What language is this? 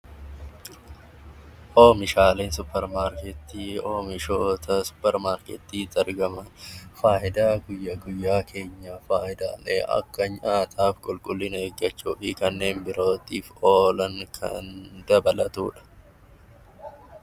Oromo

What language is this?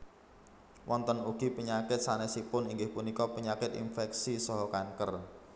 Javanese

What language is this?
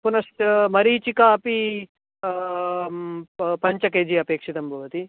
Sanskrit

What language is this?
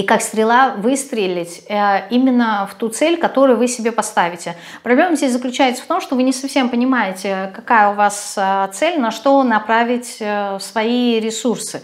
Russian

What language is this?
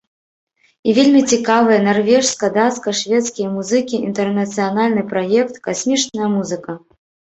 Belarusian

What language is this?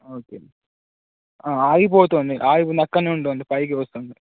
Telugu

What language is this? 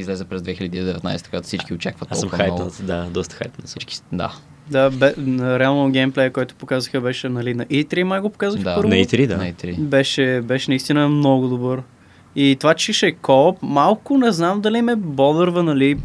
Bulgarian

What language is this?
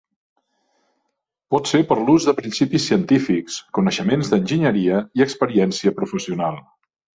Catalan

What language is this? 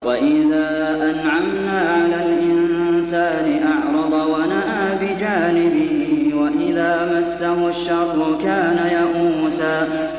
Arabic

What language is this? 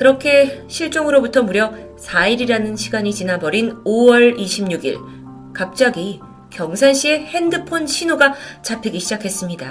Korean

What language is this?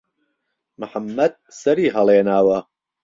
Central Kurdish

